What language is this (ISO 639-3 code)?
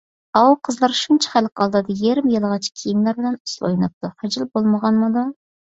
uig